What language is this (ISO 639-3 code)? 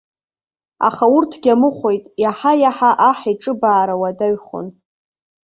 abk